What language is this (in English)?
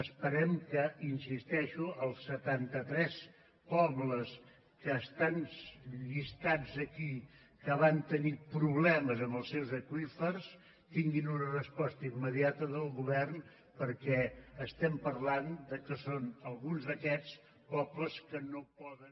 Catalan